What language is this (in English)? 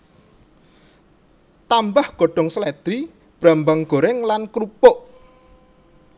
Javanese